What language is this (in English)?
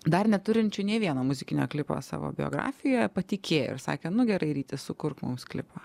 Lithuanian